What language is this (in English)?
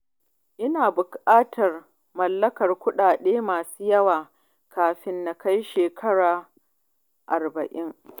Hausa